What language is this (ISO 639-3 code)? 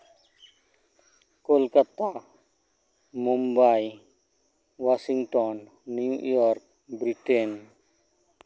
sat